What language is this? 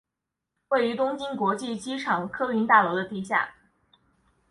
Chinese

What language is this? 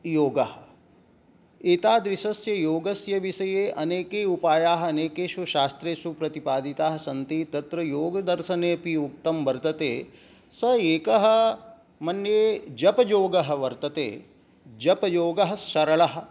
Sanskrit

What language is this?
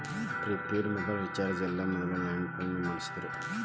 Kannada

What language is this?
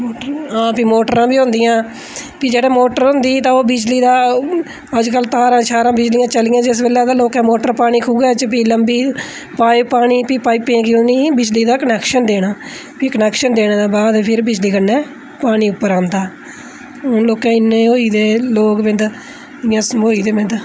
Dogri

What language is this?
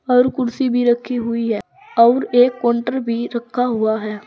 Hindi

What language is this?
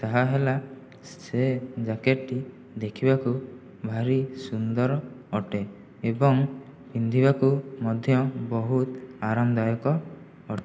Odia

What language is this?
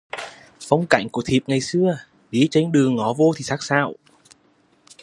Vietnamese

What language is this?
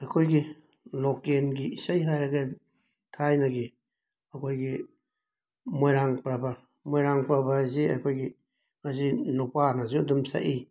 Manipuri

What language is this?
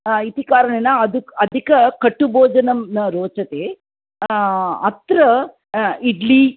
Sanskrit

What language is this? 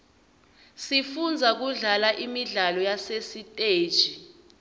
Swati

